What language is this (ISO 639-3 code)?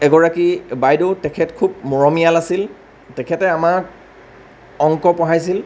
asm